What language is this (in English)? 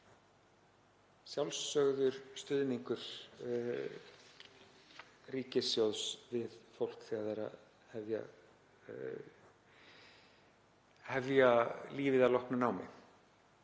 Icelandic